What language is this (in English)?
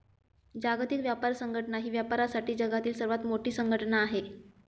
Marathi